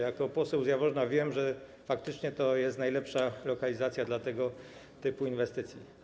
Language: Polish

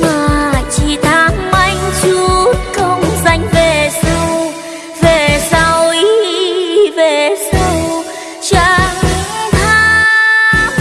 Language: Vietnamese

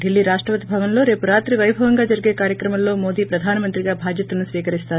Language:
Telugu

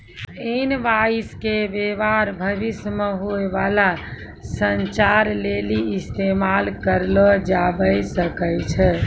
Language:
Maithili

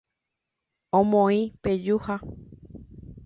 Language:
Guarani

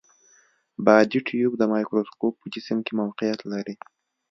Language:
Pashto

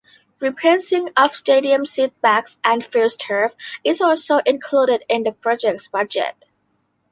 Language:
English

